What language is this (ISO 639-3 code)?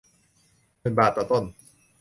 tha